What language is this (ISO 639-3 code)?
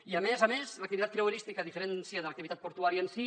cat